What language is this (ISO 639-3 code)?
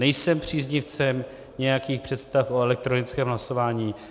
ces